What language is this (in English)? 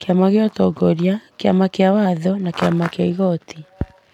Kikuyu